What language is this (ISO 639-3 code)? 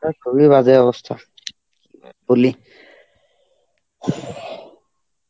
ben